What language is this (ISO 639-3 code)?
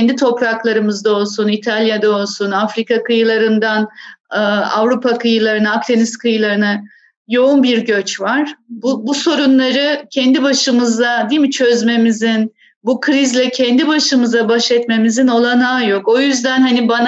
tur